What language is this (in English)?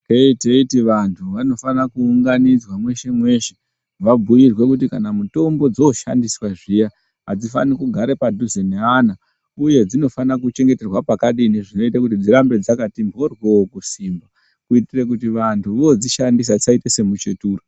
Ndau